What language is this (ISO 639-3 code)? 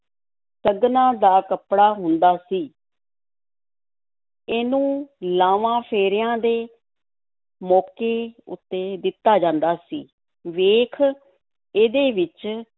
pan